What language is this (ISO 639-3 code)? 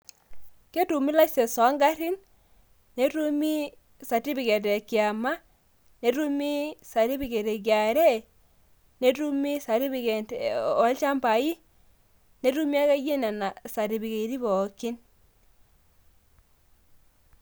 mas